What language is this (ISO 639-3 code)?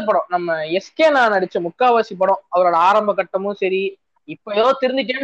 tam